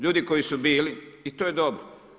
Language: Croatian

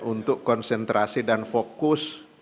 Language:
Indonesian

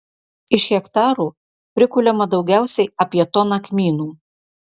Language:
Lithuanian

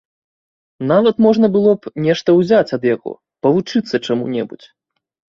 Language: Belarusian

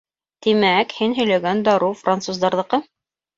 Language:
Bashkir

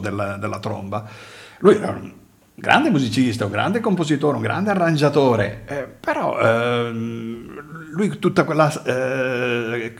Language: Italian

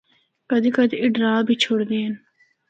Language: Northern Hindko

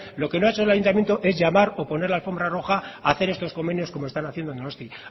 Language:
Spanish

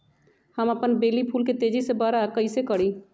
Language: Magahi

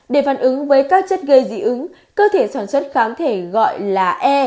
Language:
Vietnamese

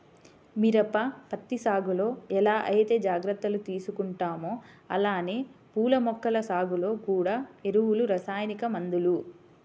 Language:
Telugu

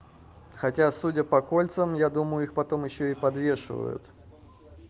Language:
Russian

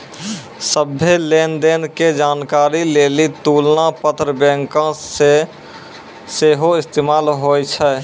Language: Maithili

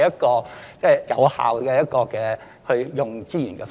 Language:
Cantonese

